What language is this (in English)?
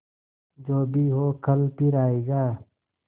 Hindi